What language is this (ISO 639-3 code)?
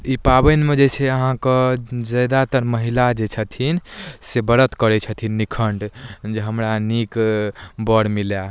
mai